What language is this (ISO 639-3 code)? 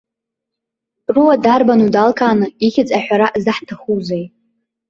abk